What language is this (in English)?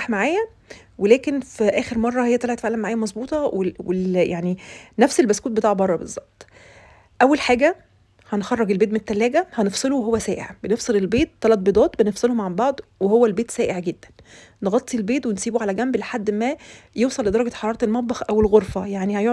Arabic